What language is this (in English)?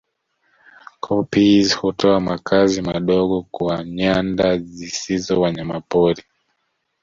Swahili